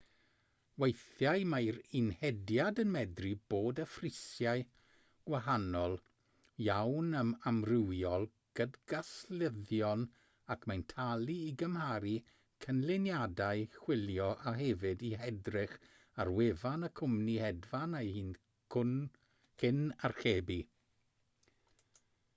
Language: Welsh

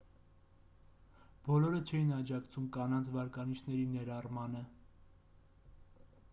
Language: Armenian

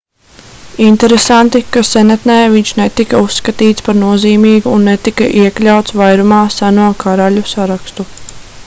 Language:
Latvian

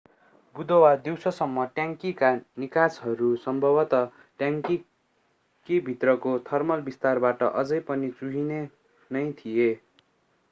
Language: Nepali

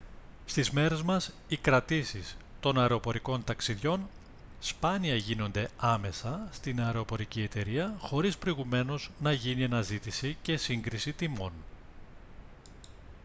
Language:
Greek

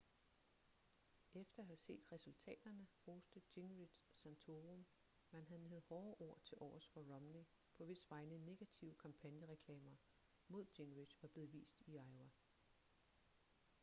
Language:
Danish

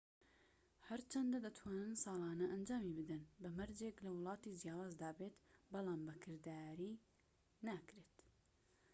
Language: Central Kurdish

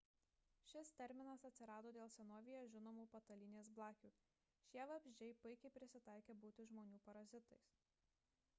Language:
Lithuanian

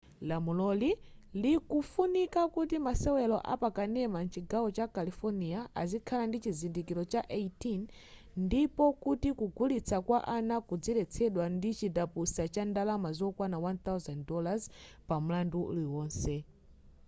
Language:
Nyanja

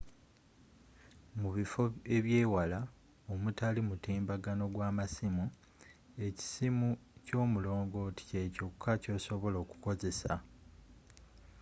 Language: Ganda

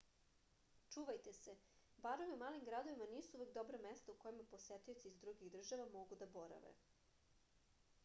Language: Serbian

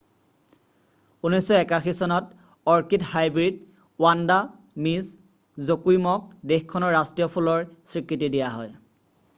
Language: Assamese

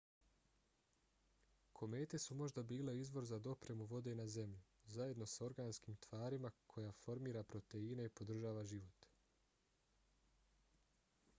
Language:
Bosnian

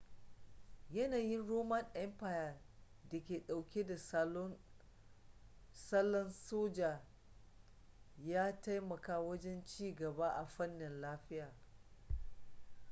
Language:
Hausa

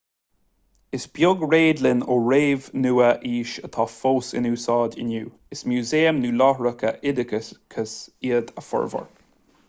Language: Irish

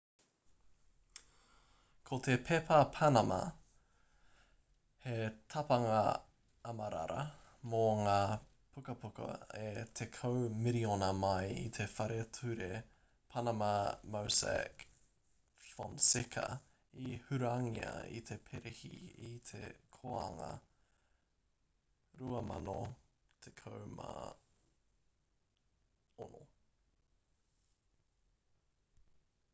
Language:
Māori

